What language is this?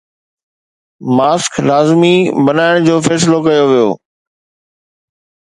Sindhi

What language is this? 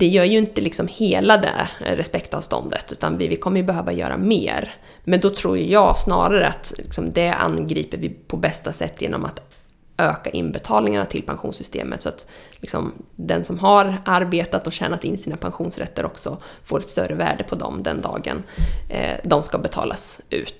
Swedish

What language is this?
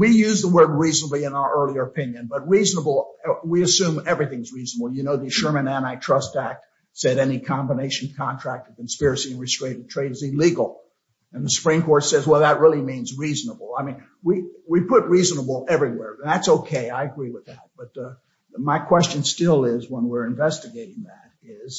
English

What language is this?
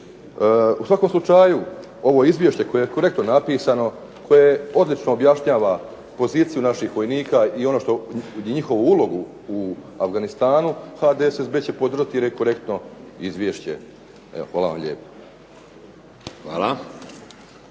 Croatian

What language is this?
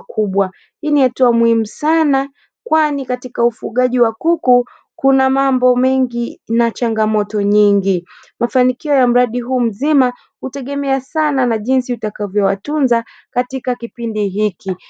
Swahili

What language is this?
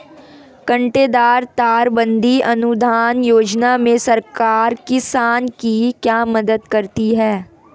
Hindi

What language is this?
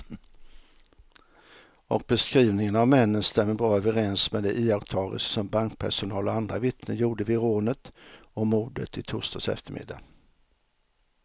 Swedish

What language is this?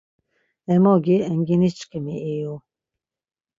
Laz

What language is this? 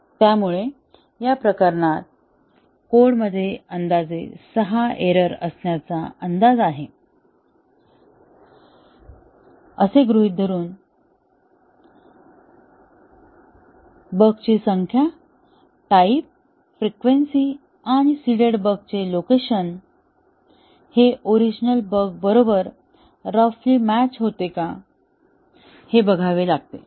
Marathi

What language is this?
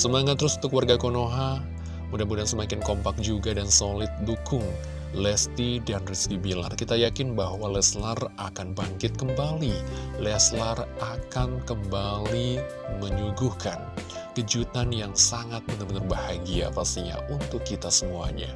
Indonesian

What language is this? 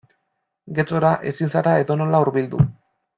Basque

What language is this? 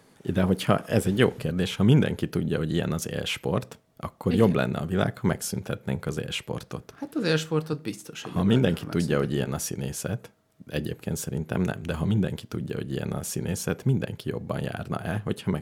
Hungarian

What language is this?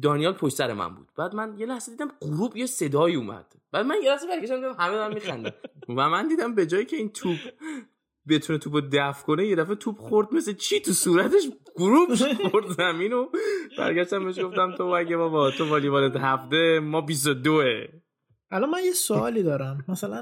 Persian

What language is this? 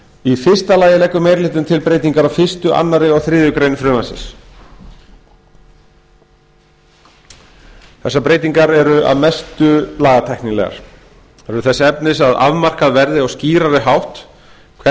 Icelandic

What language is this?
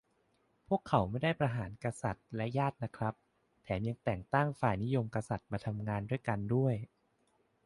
Thai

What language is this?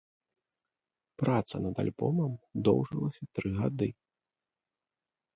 Belarusian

